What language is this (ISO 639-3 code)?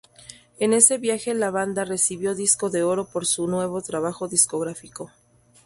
spa